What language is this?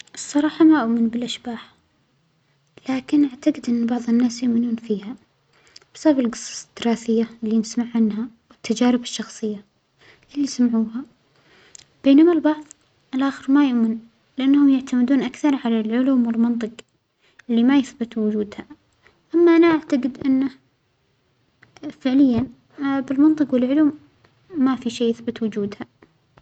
Omani Arabic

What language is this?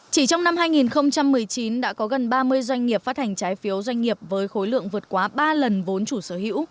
Vietnamese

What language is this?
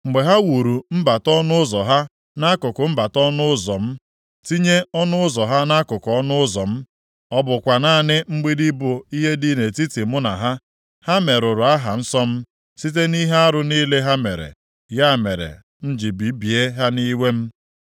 Igbo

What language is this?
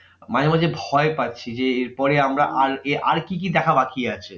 Bangla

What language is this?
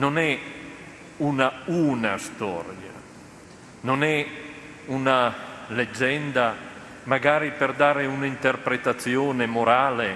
Italian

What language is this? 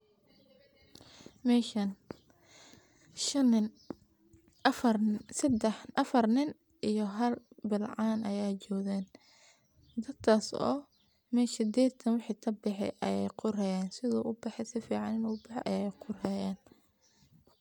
Somali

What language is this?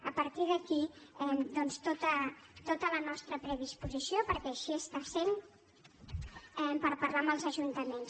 Catalan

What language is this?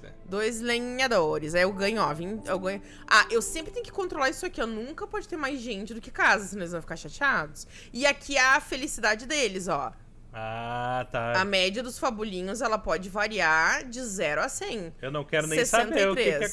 Portuguese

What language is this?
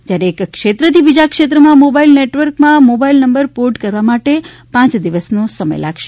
Gujarati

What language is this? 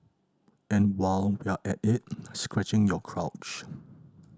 English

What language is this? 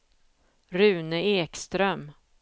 Swedish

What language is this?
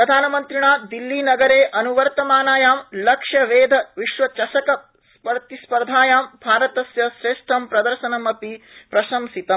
Sanskrit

